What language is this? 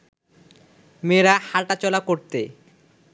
Bangla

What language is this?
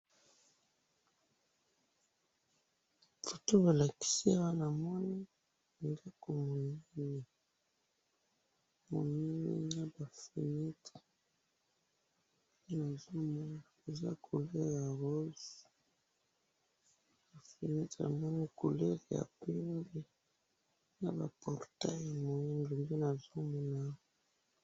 Lingala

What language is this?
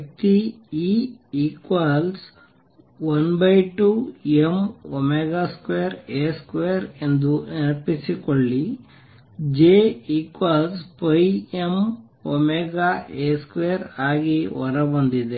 Kannada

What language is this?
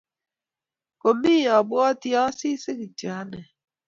Kalenjin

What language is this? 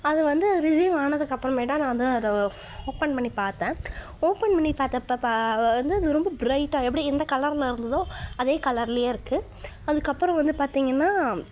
Tamil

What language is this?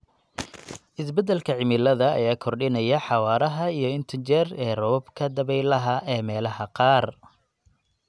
Somali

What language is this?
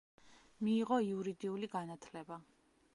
Georgian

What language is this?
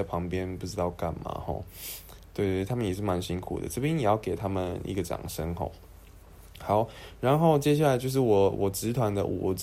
Chinese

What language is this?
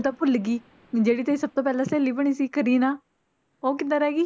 Punjabi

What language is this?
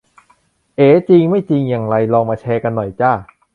Thai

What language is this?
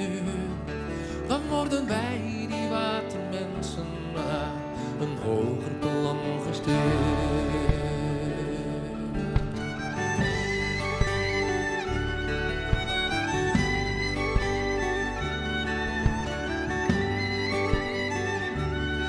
Dutch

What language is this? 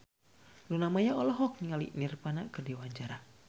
Sundanese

